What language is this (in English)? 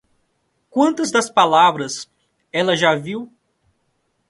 Portuguese